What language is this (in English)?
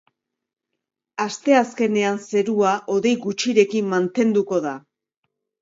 Basque